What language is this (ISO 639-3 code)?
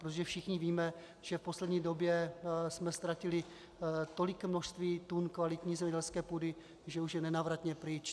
ces